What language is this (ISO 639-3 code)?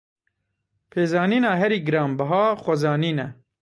kur